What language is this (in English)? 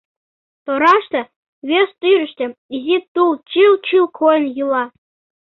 Mari